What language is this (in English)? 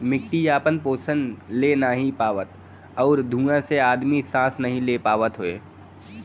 Bhojpuri